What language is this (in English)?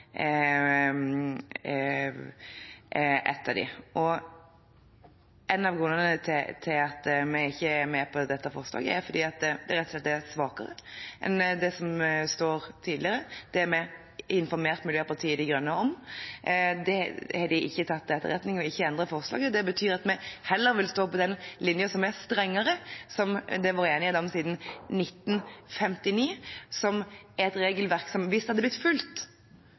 Norwegian Bokmål